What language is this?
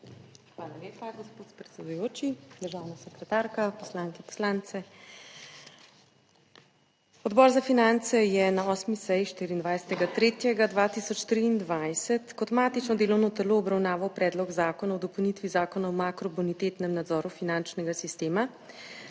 Slovenian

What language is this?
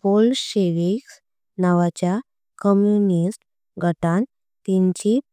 Konkani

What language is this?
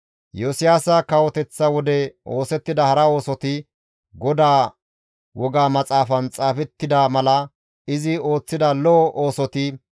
Gamo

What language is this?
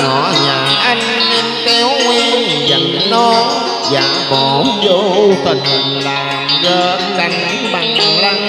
Vietnamese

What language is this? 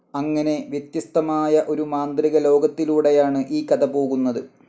Malayalam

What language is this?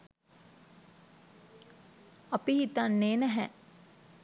Sinhala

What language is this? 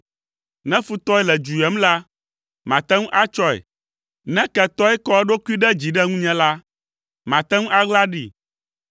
Ewe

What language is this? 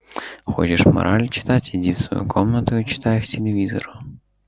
Russian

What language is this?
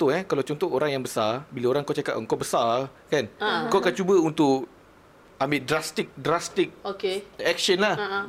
Malay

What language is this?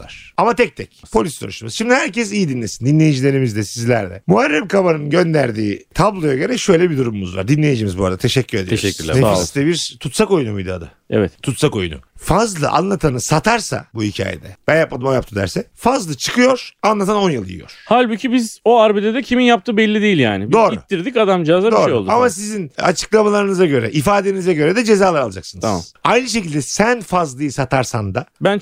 Turkish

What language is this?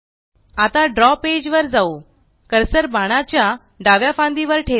Marathi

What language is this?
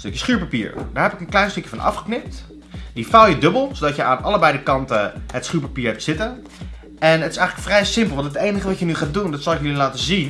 Dutch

